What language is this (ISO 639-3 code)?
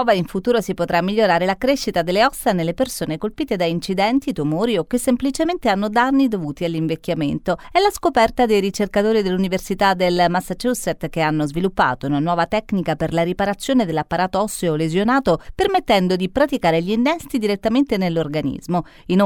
ita